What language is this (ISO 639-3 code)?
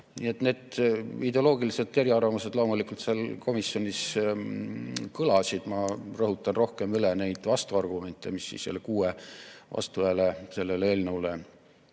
est